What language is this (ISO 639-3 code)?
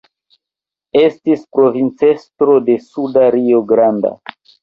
epo